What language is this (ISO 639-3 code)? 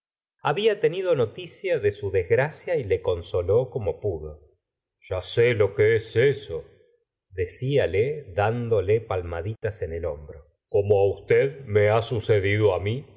spa